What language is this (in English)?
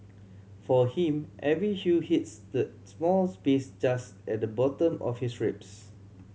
English